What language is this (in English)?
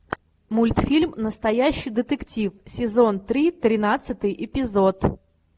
Russian